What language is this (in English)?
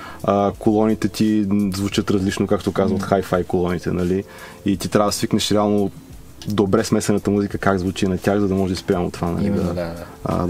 Bulgarian